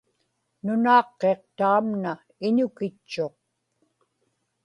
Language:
Inupiaq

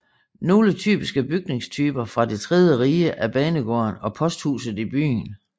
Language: Danish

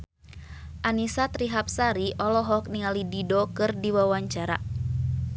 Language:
Sundanese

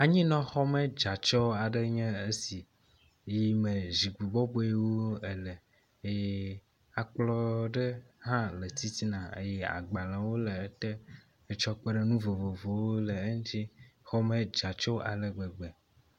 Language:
Ewe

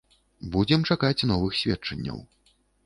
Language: Belarusian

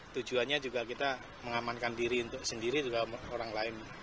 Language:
Indonesian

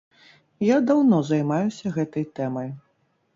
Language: Belarusian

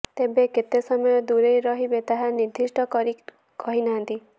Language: Odia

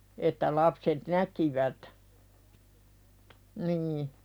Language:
Finnish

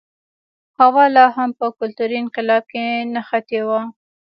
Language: Pashto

